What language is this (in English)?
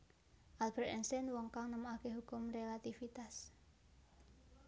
Javanese